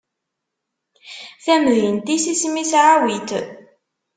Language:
Kabyle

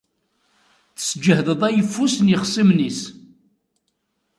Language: Kabyle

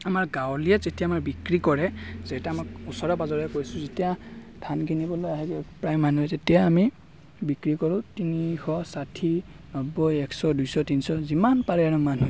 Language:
Assamese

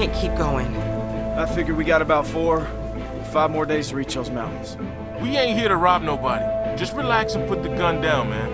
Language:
English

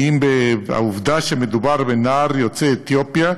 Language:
Hebrew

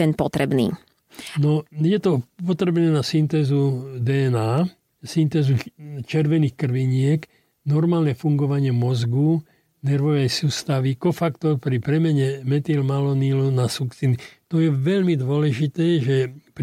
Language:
Slovak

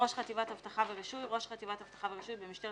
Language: Hebrew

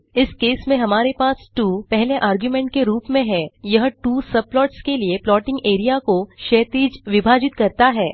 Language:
Hindi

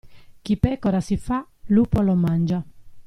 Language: Italian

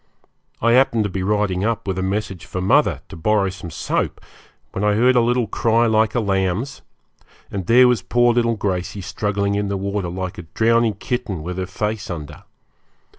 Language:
English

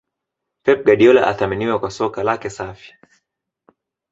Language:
Swahili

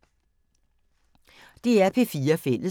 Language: Danish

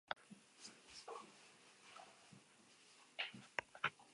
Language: Spanish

